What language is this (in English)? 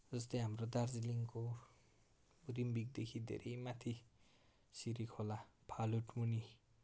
Nepali